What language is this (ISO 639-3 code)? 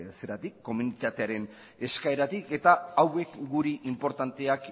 eus